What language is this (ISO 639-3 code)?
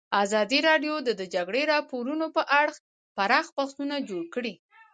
pus